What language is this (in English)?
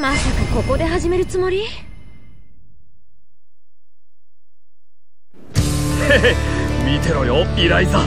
Japanese